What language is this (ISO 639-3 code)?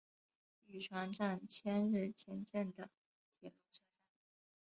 zho